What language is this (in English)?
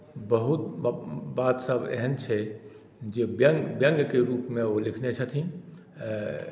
Maithili